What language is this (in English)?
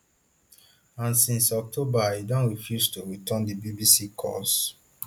Nigerian Pidgin